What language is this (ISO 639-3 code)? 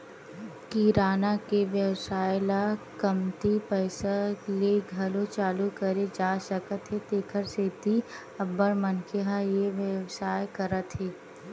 hne